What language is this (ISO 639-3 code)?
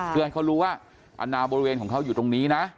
tha